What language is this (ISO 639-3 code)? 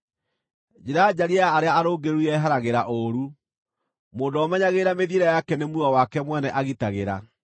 kik